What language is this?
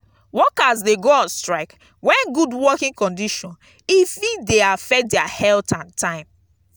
Nigerian Pidgin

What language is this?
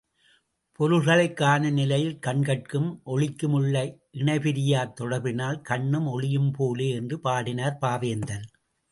Tamil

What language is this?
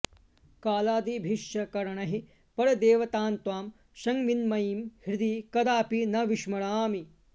Sanskrit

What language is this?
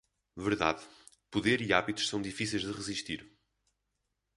Portuguese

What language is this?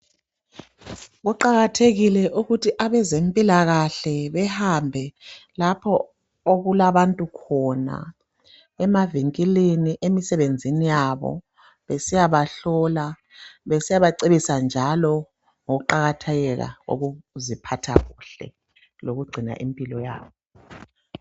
North Ndebele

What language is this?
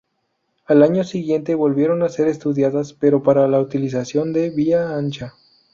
Spanish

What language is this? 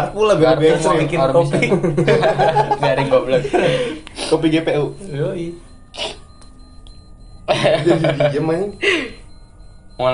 Indonesian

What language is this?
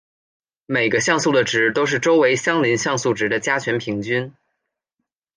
Chinese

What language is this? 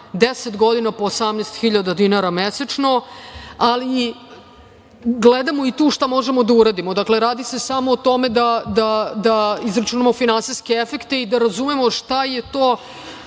Serbian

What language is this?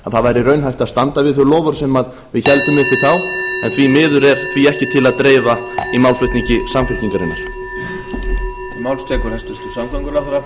Icelandic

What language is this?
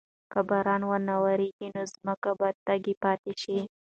Pashto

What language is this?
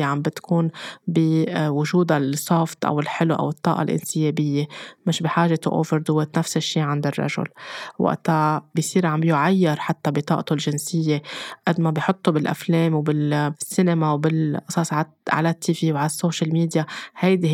Arabic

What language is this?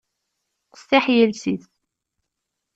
Kabyle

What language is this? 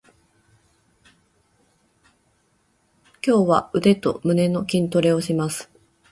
Japanese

